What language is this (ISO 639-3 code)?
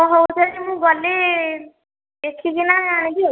ori